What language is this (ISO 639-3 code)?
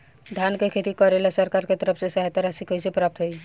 bho